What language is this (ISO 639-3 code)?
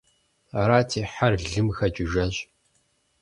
kbd